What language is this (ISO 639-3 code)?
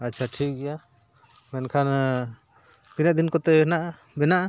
sat